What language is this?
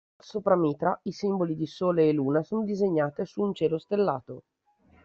Italian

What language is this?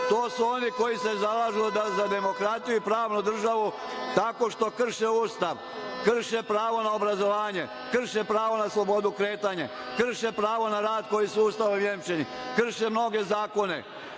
Serbian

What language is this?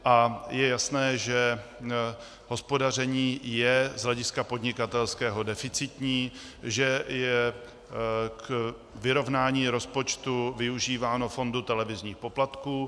Czech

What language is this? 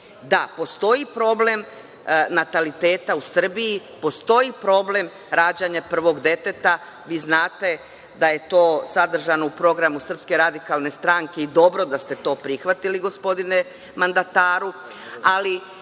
Serbian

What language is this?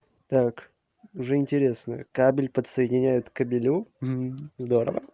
Russian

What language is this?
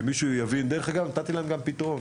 Hebrew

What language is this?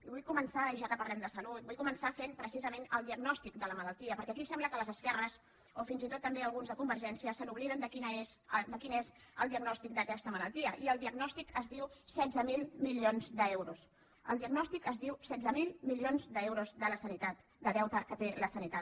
Catalan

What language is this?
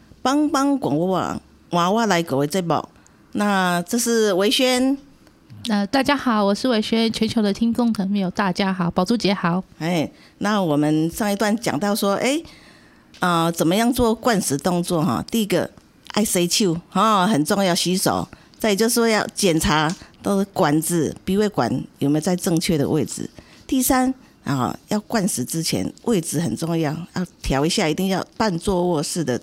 Chinese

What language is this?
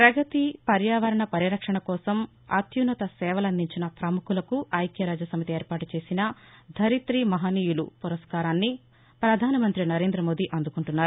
Telugu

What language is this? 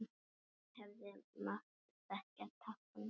Icelandic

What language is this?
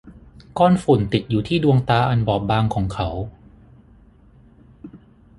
Thai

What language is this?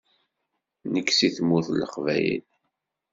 Kabyle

